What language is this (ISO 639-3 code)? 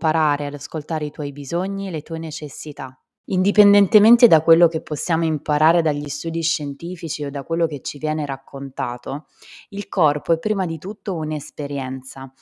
ita